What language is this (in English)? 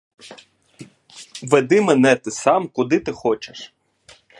Ukrainian